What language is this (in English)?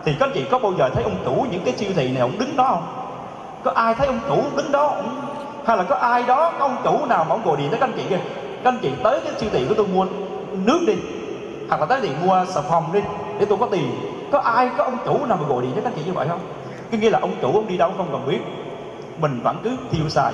Vietnamese